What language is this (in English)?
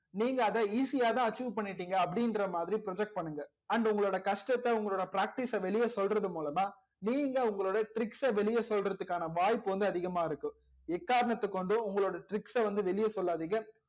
Tamil